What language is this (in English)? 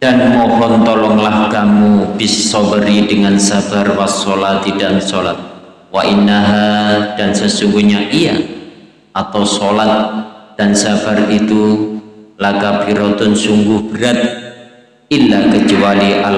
Indonesian